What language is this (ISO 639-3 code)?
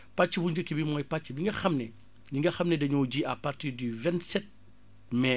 wol